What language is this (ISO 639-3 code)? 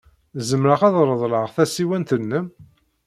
kab